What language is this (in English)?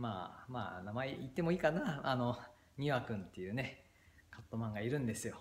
Japanese